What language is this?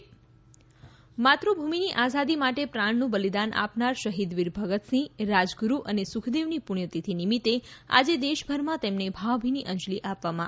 Gujarati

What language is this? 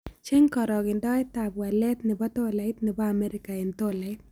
Kalenjin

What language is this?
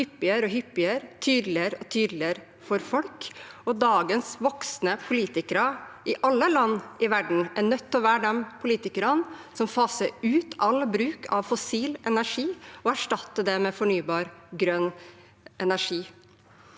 Norwegian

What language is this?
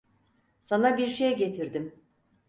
Turkish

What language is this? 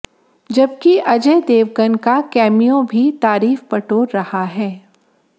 Hindi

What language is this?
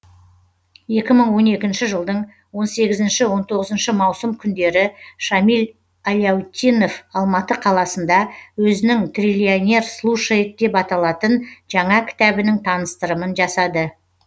Kazakh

